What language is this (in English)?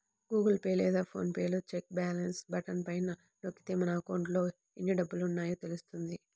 Telugu